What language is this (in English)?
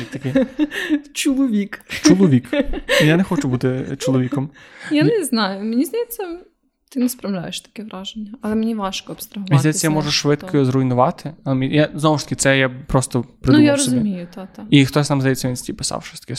Ukrainian